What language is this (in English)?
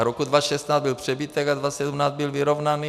Czech